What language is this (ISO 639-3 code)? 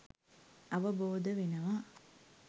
sin